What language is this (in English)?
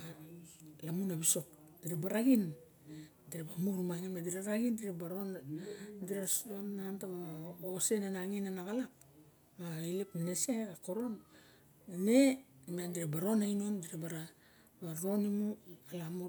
Barok